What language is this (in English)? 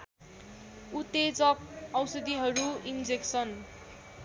Nepali